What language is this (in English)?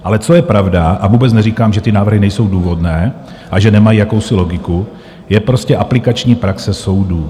Czech